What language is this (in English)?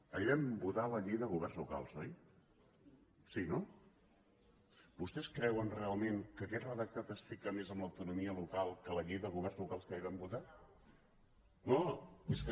Catalan